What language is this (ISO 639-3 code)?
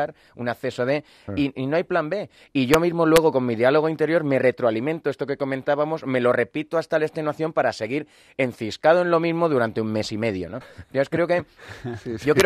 spa